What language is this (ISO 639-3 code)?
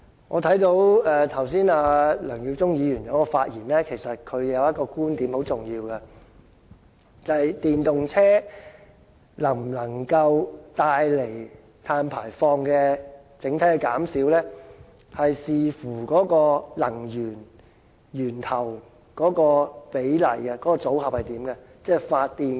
yue